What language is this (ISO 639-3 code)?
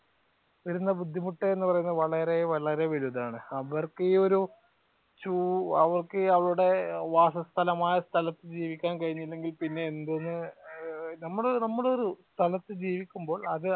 mal